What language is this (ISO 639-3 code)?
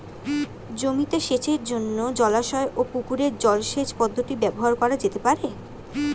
ben